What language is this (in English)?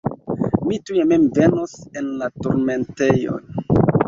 Esperanto